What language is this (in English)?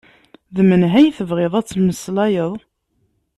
Kabyle